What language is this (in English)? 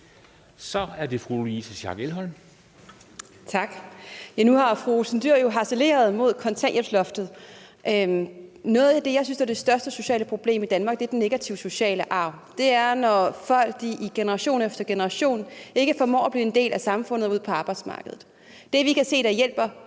Danish